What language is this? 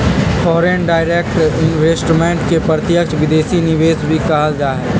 Magahi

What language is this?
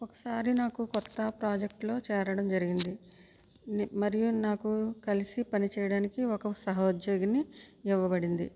Telugu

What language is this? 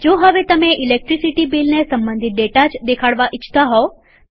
Gujarati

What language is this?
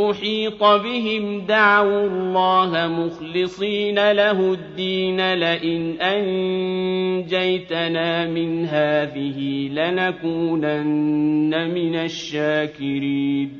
Arabic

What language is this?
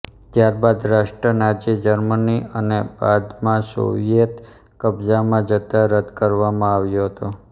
Gujarati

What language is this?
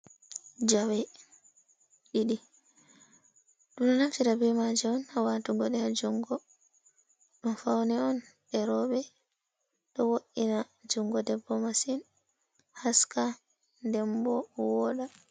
Fula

